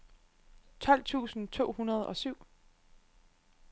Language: Danish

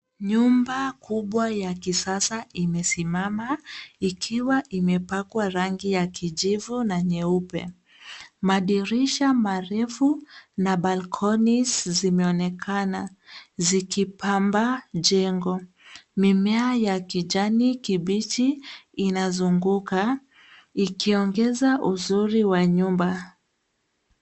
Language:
Swahili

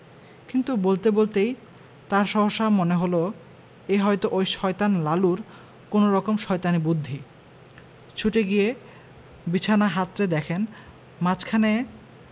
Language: Bangla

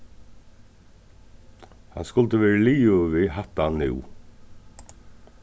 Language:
Faroese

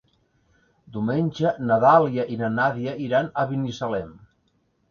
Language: Catalan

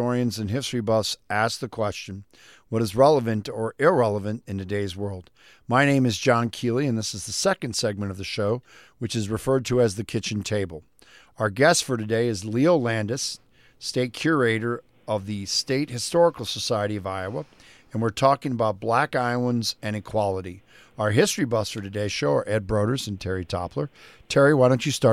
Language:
English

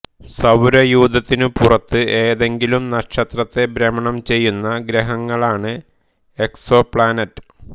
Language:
Malayalam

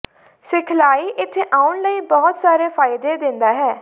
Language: Punjabi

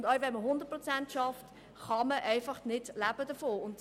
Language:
Swiss German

